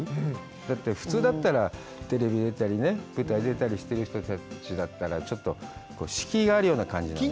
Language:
Japanese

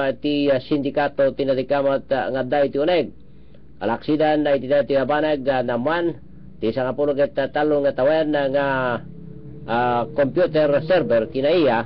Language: Filipino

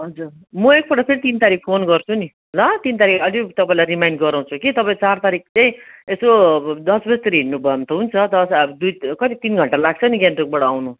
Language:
Nepali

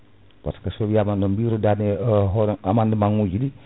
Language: Fula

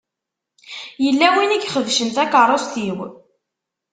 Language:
Kabyle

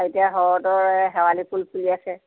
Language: Assamese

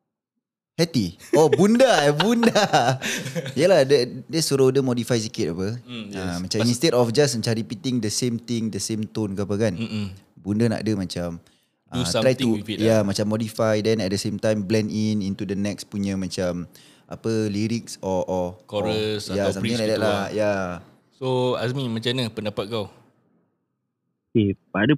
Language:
Malay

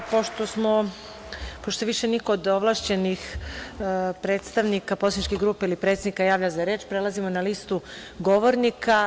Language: Serbian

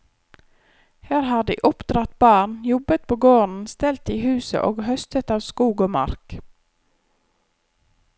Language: Norwegian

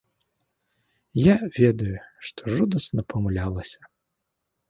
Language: Belarusian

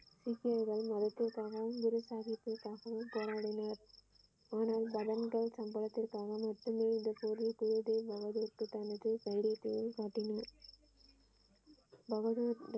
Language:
Tamil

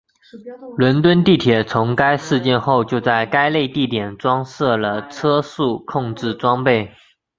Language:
Chinese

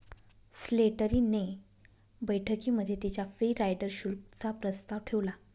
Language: Marathi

